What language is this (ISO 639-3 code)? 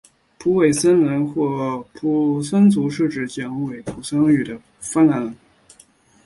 zho